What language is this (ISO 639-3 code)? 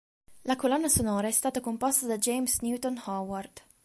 ita